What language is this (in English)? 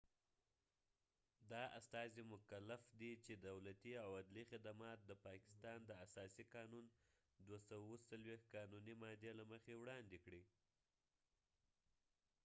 Pashto